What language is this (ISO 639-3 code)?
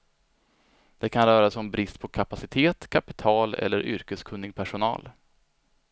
swe